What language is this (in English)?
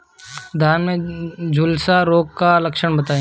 Bhojpuri